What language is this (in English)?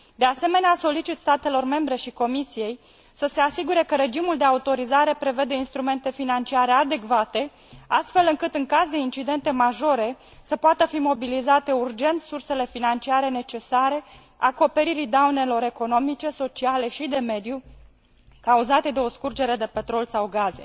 Romanian